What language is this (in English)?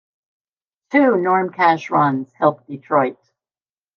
English